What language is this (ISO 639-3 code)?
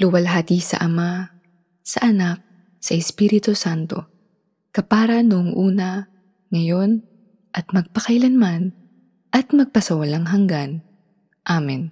fil